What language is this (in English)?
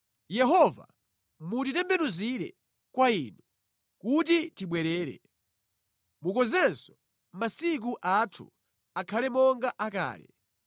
Nyanja